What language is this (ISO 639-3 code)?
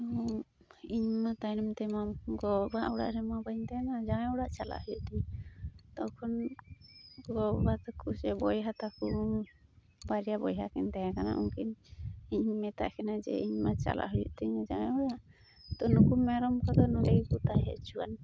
sat